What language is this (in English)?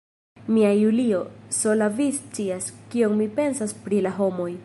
Esperanto